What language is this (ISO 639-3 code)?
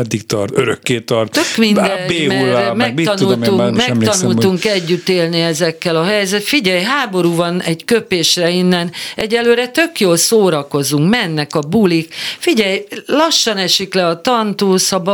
hun